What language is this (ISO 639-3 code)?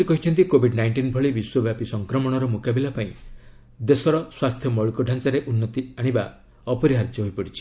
ori